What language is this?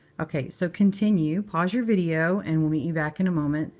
English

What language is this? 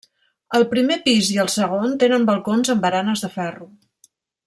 Catalan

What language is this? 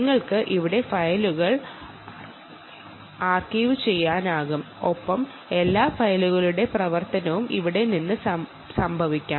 Malayalam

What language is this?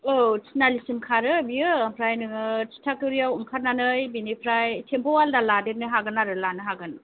Bodo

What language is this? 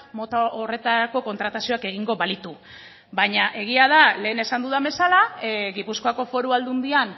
Basque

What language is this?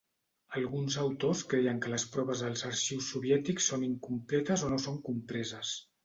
Catalan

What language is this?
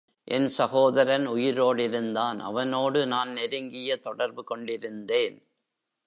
Tamil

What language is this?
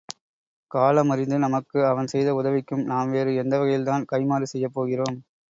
Tamil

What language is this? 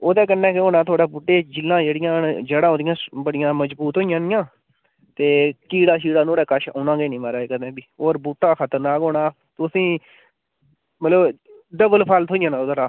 Dogri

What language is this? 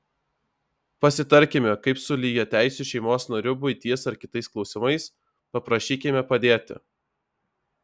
Lithuanian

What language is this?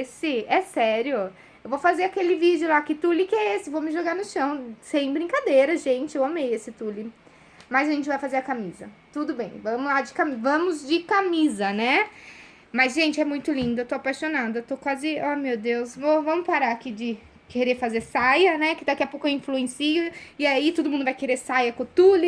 Portuguese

